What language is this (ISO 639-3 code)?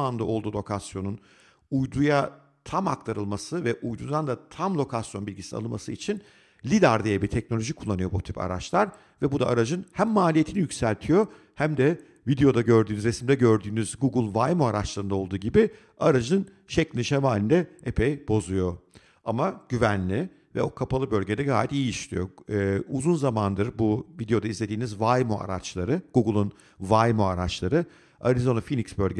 tur